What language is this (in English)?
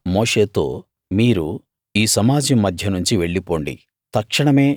Telugu